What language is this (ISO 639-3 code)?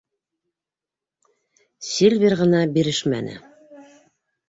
bak